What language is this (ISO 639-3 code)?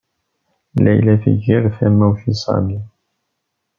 kab